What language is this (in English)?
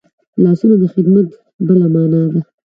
Pashto